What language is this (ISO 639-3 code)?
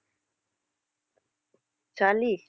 tam